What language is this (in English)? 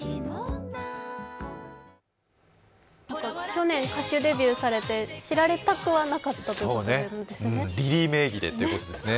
Japanese